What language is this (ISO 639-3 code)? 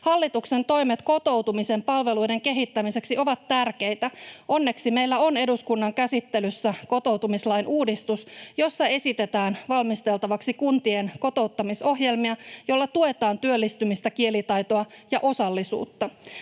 fin